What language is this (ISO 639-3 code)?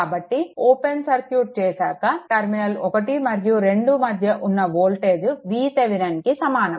tel